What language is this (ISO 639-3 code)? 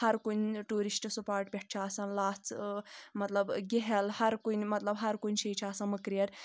kas